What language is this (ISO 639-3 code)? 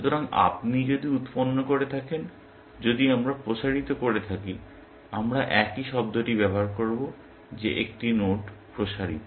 ben